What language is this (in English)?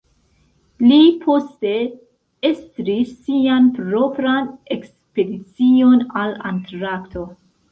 Esperanto